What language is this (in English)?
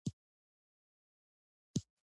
Pashto